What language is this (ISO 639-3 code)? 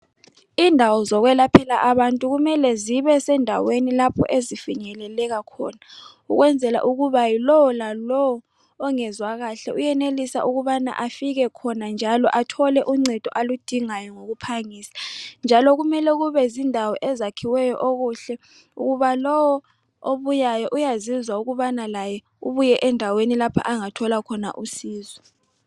nde